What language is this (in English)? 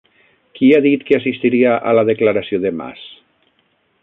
Catalan